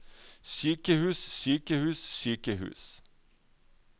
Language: Norwegian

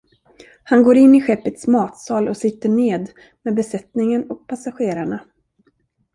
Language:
Swedish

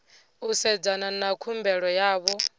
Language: Venda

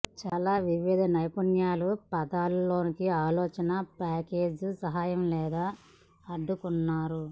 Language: Telugu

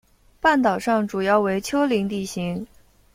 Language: Chinese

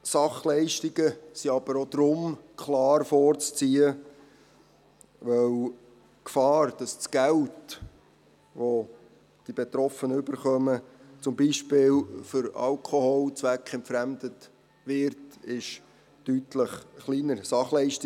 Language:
Swiss German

